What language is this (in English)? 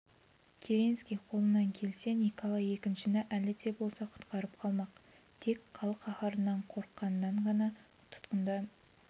Kazakh